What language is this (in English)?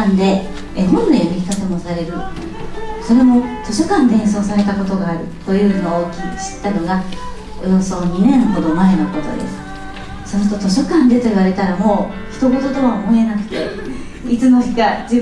Japanese